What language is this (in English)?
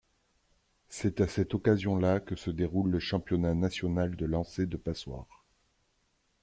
French